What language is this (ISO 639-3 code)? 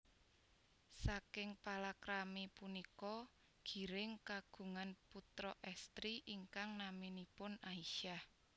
jav